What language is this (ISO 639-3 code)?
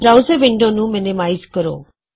pan